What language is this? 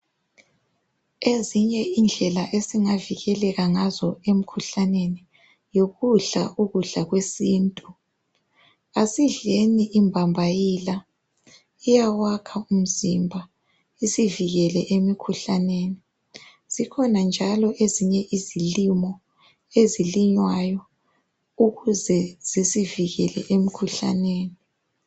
North Ndebele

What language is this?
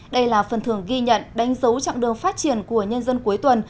Vietnamese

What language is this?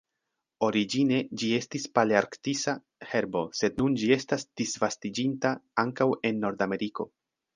Esperanto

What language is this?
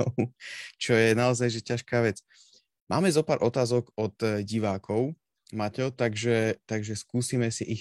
Slovak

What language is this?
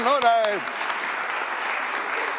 Estonian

